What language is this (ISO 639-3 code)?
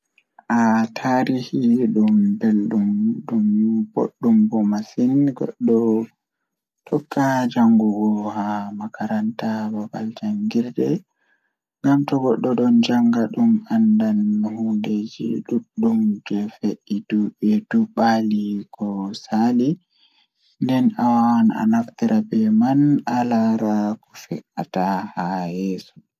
ful